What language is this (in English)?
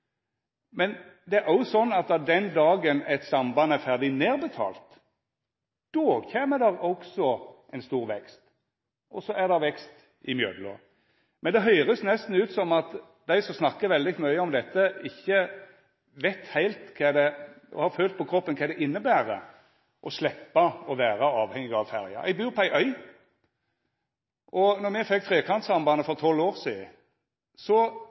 Norwegian Nynorsk